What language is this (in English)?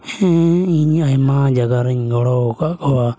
Santali